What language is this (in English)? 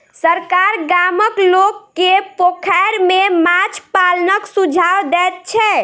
Maithili